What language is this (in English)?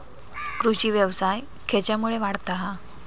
Marathi